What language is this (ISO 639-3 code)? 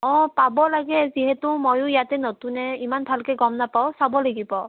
asm